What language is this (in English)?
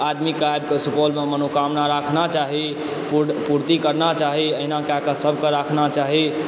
Maithili